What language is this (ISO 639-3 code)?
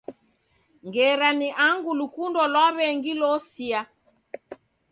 dav